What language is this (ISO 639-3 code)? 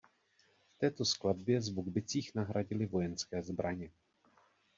ces